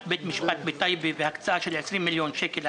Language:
Hebrew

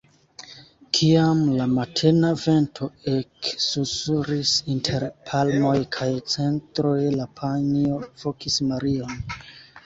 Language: Esperanto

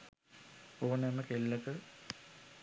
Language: Sinhala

